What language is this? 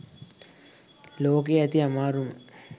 Sinhala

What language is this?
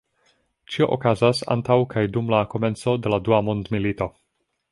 Esperanto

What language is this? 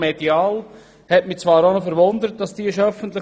Swiss German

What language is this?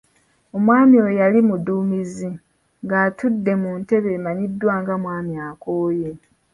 Ganda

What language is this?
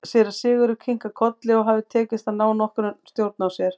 Icelandic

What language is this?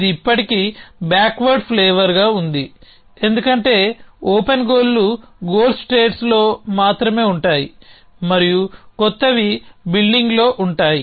Telugu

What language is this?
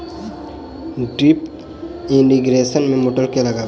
Maithili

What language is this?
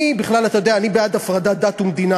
Hebrew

